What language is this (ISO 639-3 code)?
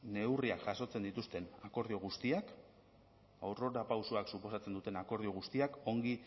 eus